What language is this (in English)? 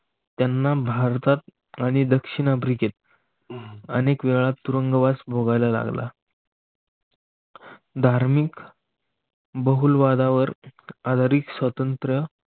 Marathi